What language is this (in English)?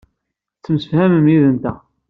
Kabyle